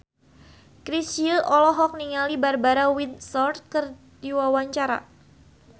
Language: Sundanese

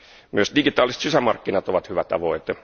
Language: Finnish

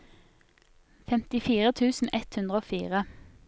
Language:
Norwegian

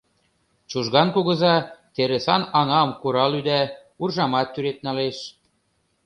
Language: Mari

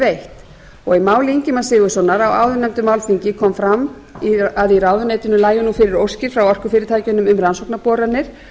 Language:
Icelandic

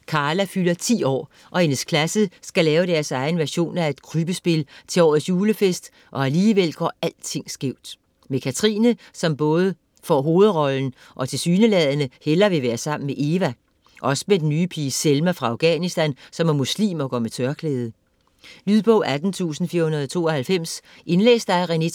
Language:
Danish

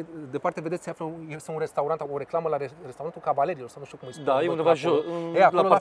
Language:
Romanian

